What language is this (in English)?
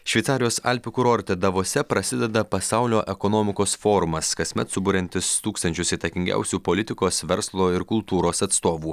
Lithuanian